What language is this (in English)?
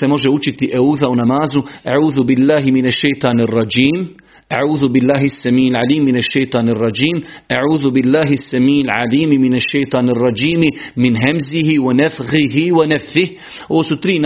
Croatian